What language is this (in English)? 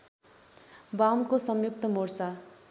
Nepali